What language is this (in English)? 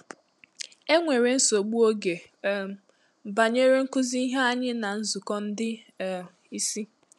Igbo